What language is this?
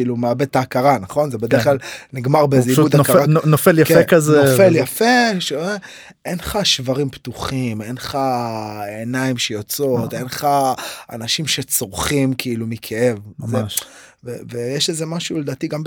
Hebrew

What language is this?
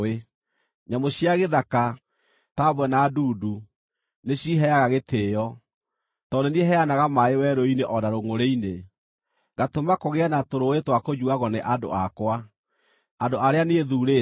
Kikuyu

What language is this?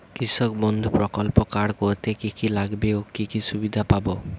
Bangla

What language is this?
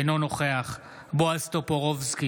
Hebrew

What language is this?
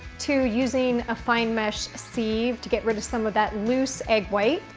English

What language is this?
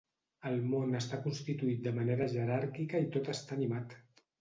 Catalan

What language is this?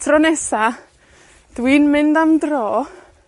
Welsh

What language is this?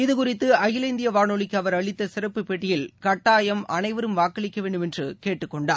Tamil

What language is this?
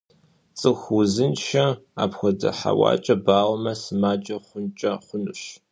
Kabardian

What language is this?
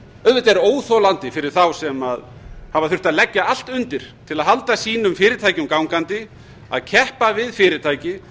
Icelandic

